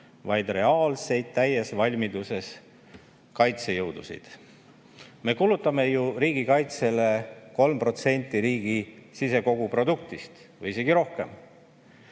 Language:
Estonian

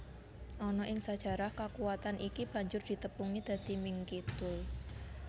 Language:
Javanese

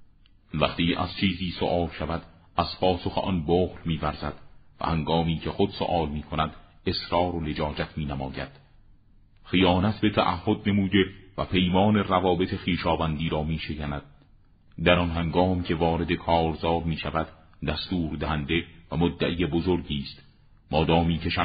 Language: Persian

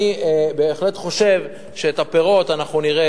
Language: Hebrew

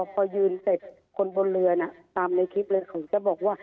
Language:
Thai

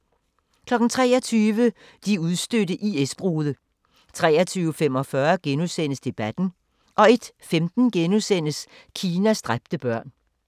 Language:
Danish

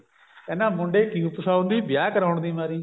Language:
Punjabi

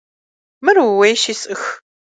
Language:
Kabardian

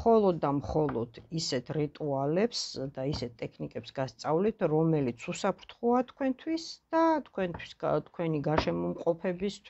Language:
Romanian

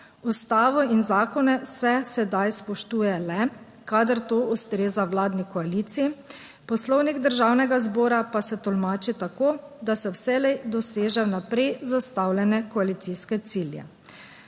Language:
Slovenian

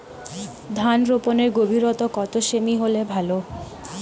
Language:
Bangla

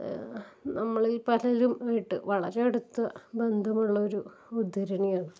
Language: Malayalam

